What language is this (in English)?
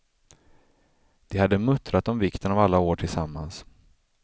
Swedish